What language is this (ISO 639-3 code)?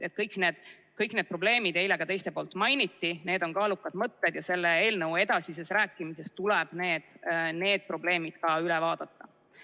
est